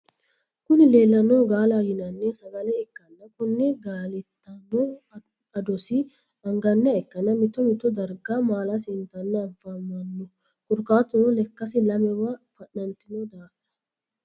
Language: Sidamo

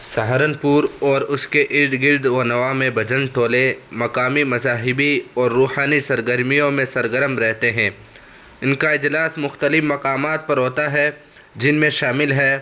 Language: Urdu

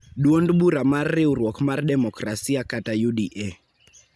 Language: Luo (Kenya and Tanzania)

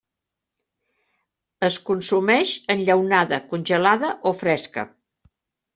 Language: Catalan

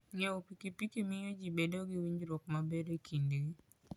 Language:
Luo (Kenya and Tanzania)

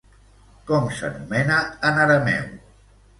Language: Catalan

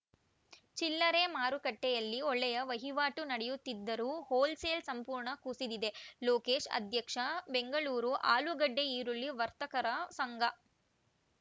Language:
Kannada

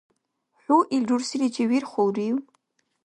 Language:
Dargwa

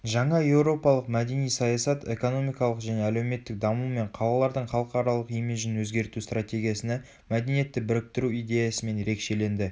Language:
Kazakh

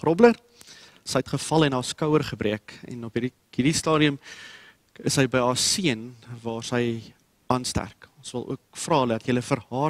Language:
Dutch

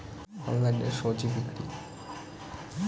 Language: Bangla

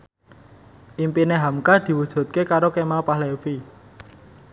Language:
Javanese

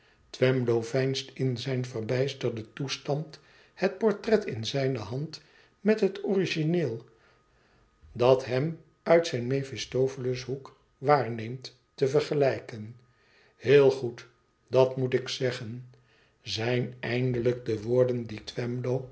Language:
Dutch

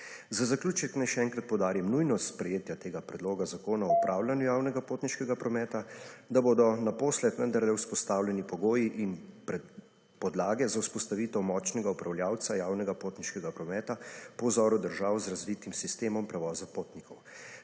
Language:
Slovenian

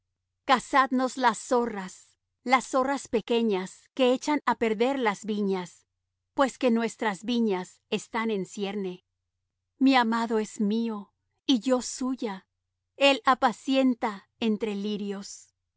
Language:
Spanish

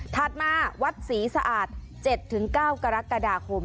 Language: Thai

